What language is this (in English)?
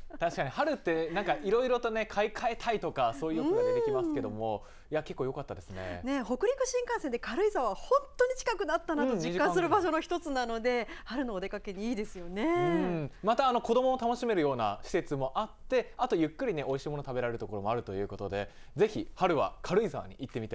Japanese